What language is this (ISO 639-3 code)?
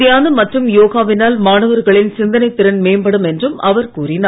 tam